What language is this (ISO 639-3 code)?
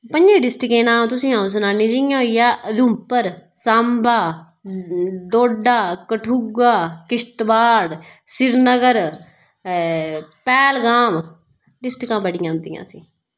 doi